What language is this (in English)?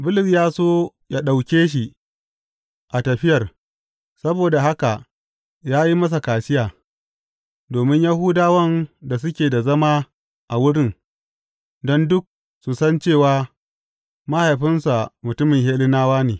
Hausa